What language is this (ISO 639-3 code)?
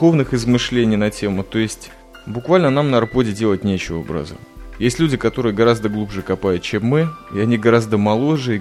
rus